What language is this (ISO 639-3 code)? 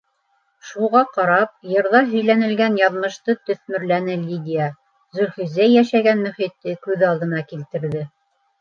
bak